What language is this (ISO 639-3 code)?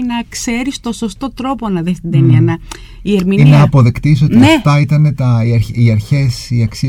ell